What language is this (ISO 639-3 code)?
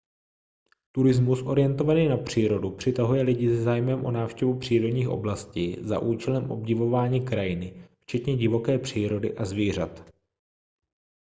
ces